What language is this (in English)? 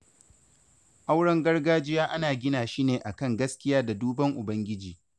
Hausa